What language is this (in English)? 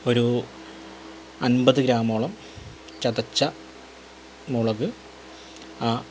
Malayalam